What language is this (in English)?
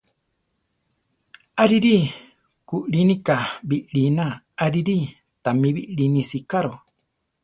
Central Tarahumara